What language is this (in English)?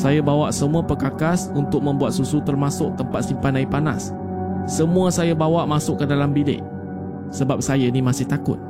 Malay